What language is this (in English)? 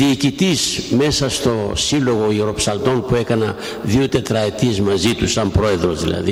Greek